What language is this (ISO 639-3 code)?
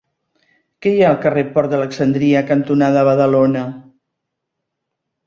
cat